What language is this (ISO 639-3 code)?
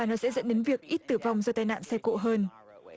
vie